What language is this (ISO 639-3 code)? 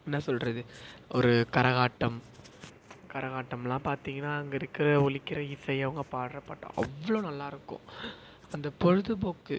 tam